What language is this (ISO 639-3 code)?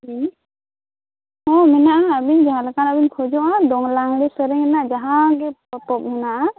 sat